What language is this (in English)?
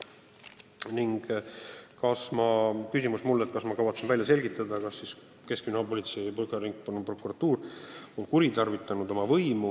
Estonian